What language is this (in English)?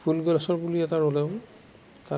Assamese